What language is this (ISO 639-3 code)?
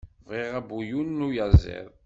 kab